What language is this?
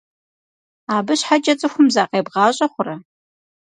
Kabardian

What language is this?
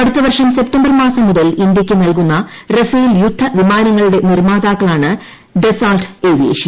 Malayalam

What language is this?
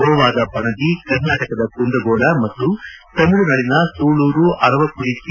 Kannada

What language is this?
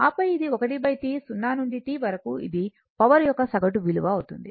Telugu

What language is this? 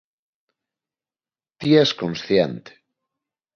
Galician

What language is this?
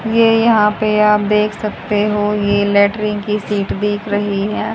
Hindi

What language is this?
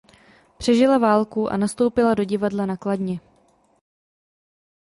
Czech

